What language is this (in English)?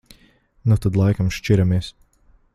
Latvian